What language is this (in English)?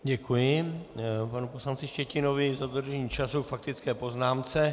Czech